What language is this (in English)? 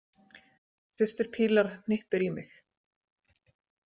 Icelandic